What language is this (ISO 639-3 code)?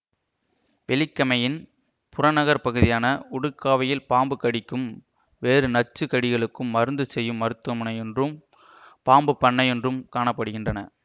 tam